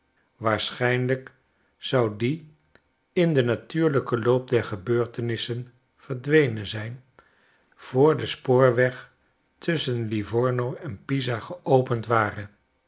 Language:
Dutch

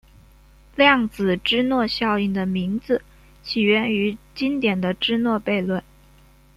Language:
Chinese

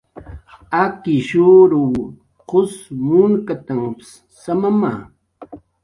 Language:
Jaqaru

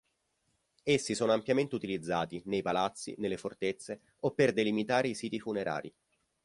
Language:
Italian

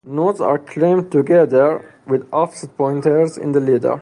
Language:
English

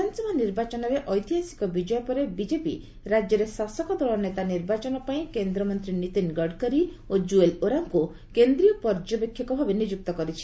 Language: Odia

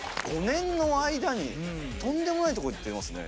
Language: Japanese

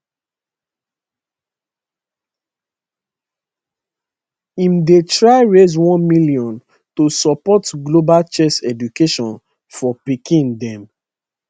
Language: Nigerian Pidgin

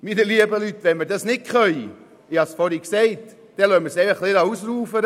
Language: Swiss German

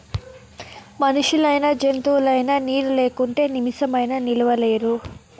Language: Telugu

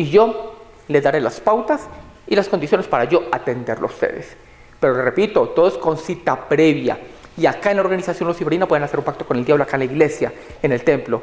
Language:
Spanish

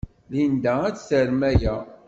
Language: Kabyle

